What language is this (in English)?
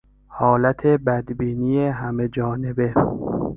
Persian